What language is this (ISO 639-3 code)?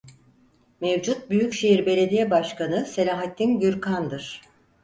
tur